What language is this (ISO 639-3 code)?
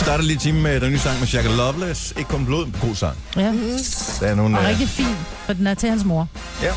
dan